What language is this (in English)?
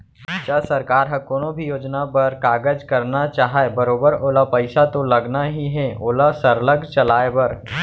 Chhattisgarhi